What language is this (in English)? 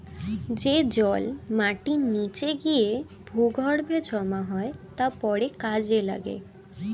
Bangla